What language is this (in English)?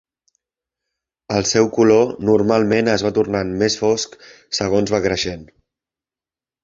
Catalan